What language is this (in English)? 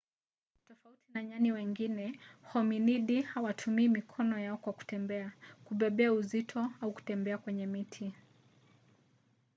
Swahili